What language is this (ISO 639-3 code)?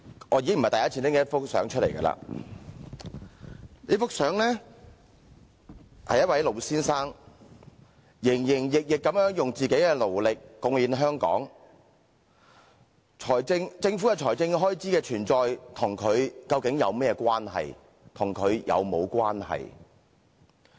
yue